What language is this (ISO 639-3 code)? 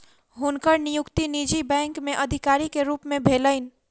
mai